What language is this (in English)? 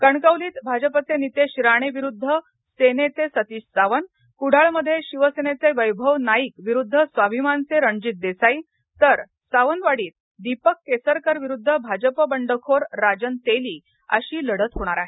Marathi